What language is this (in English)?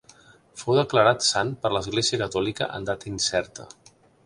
Catalan